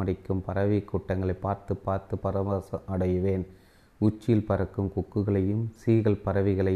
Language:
Tamil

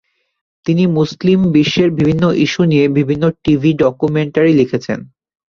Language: Bangla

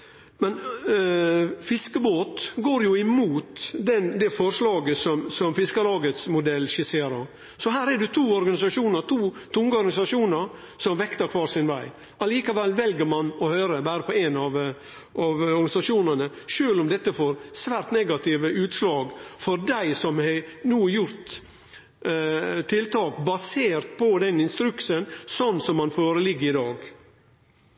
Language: Norwegian Nynorsk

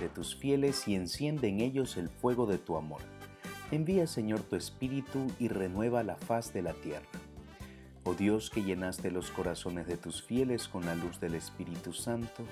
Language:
Spanish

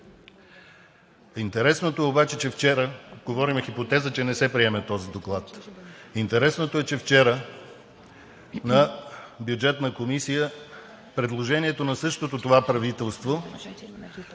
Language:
Bulgarian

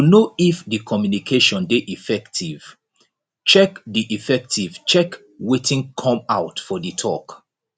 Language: Nigerian Pidgin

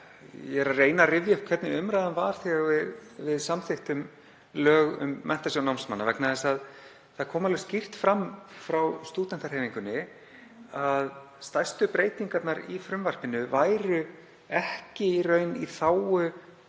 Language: Icelandic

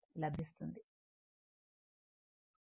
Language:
Telugu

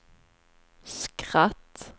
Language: Swedish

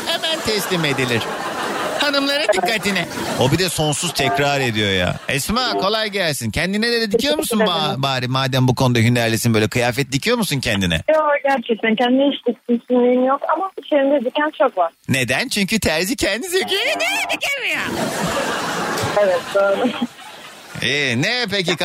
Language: Turkish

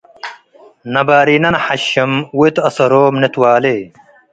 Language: Tigre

